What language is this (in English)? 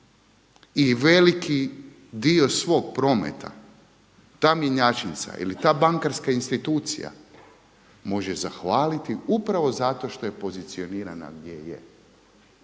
Croatian